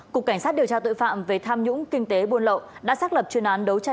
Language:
Vietnamese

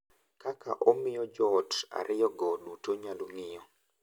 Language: Luo (Kenya and Tanzania)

